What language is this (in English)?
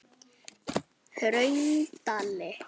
Icelandic